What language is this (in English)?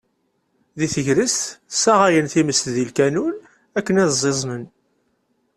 Kabyle